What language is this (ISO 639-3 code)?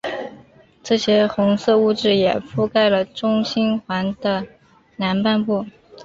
zho